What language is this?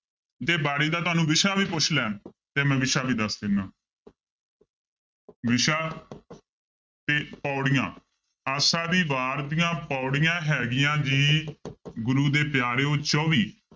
Punjabi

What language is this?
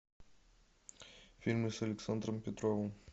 Russian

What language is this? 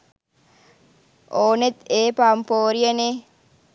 Sinhala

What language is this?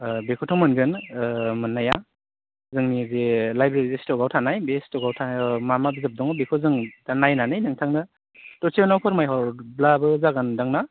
Bodo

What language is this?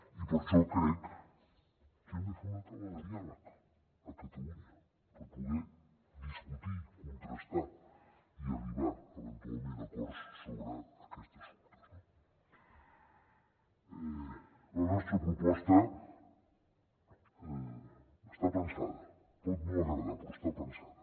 Catalan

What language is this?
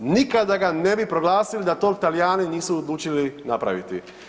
Croatian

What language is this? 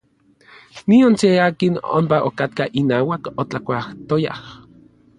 Orizaba Nahuatl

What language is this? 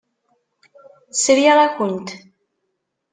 Kabyle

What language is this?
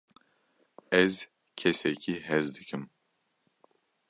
Kurdish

